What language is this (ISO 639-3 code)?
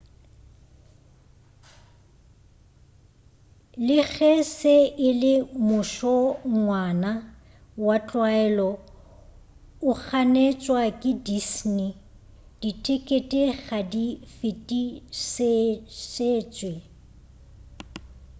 nso